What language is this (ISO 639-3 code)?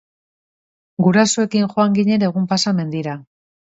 eus